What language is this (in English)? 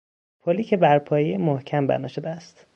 Persian